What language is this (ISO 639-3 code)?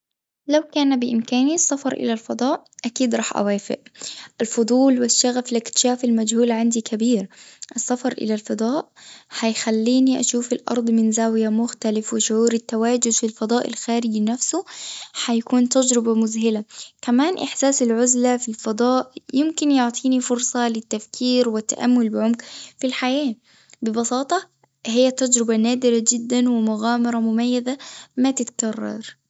aeb